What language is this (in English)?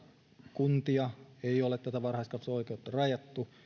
Finnish